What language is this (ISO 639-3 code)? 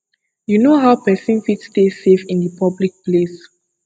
pcm